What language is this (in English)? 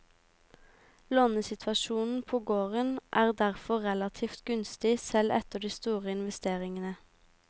Norwegian